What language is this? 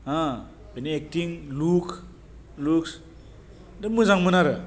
Bodo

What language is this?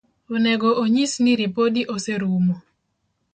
Luo (Kenya and Tanzania)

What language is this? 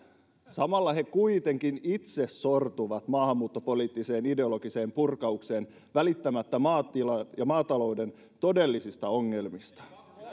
Finnish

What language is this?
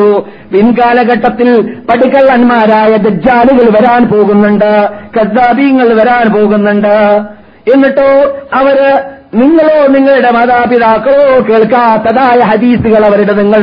Malayalam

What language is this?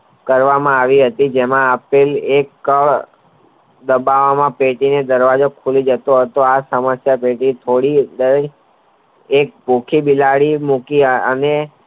Gujarati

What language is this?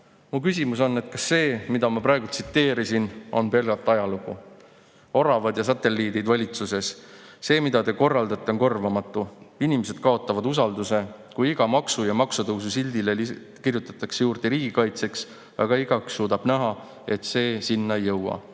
Estonian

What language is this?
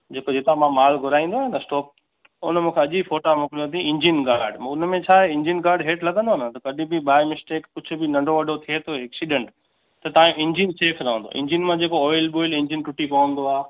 Sindhi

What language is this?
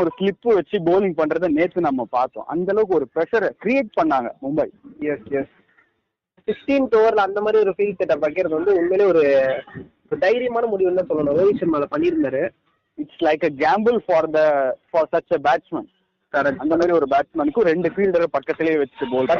Tamil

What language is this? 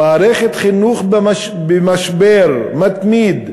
Hebrew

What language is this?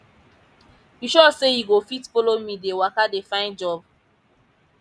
Nigerian Pidgin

